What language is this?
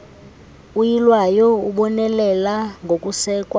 Xhosa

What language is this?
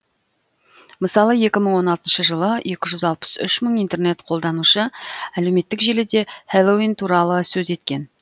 Kazakh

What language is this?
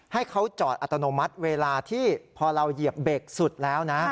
Thai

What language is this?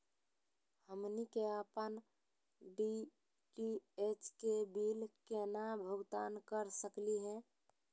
Magahi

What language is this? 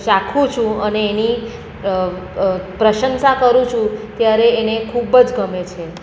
Gujarati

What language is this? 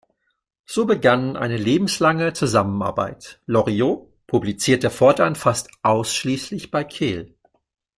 German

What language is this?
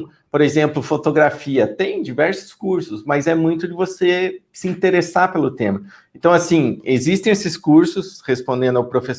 Portuguese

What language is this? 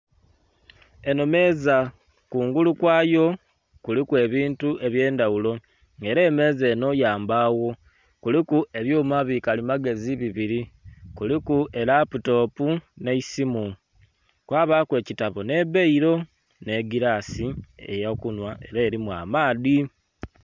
Soga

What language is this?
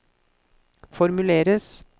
Norwegian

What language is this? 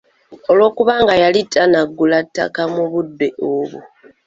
Ganda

